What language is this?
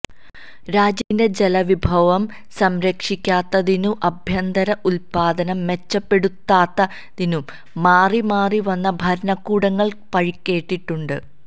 Malayalam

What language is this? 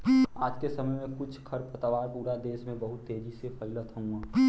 Bhojpuri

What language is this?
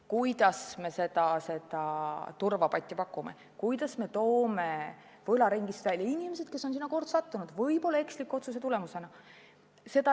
Estonian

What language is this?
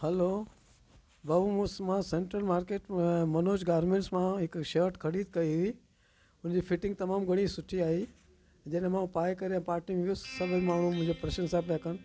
Sindhi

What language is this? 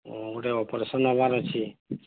Odia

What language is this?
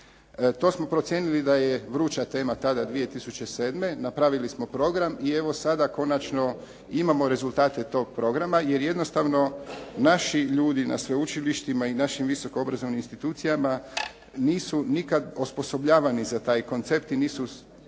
Croatian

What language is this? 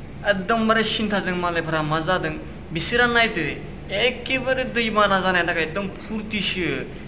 Thai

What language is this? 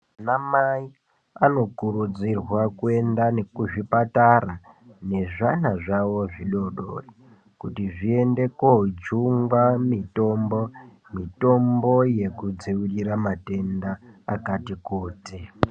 Ndau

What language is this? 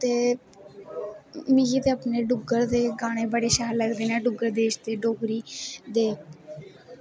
Dogri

